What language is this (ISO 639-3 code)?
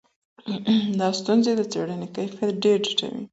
pus